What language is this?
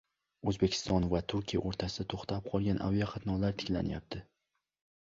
Uzbek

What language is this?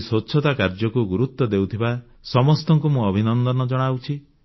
Odia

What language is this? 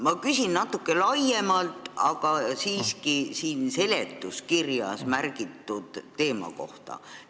Estonian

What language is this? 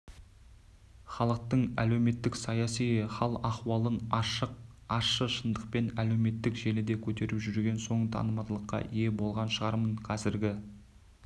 Kazakh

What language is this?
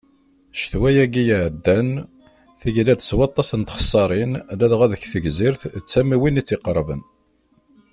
Kabyle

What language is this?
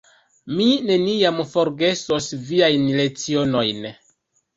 Esperanto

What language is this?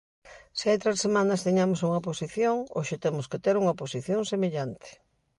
Galician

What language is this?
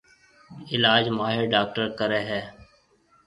Marwari (Pakistan)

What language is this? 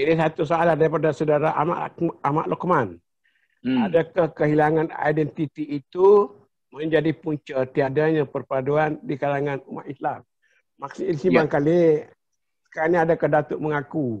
Malay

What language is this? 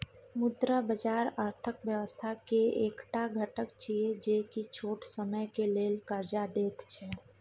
Maithili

